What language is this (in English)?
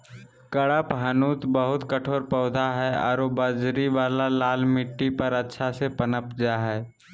Magahi